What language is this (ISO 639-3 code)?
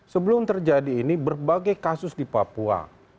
ind